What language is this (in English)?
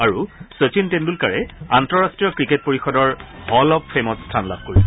Assamese